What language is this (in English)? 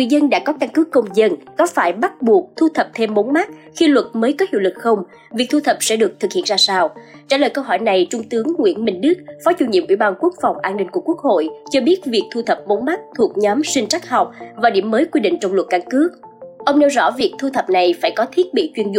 Vietnamese